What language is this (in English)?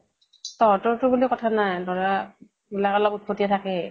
Assamese